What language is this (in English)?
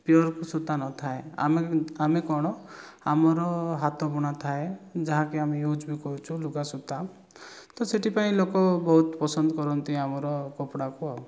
Odia